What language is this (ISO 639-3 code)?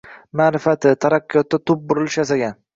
uzb